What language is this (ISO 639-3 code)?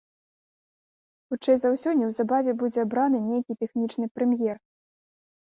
bel